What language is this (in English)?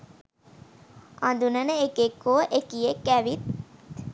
Sinhala